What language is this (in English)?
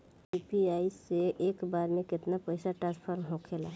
Bhojpuri